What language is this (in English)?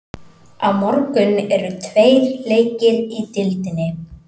Icelandic